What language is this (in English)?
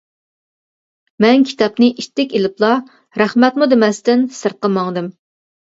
Uyghur